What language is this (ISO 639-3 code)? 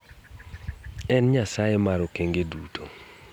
luo